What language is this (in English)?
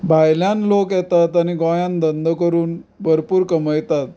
Konkani